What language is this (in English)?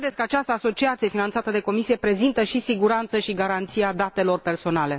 Romanian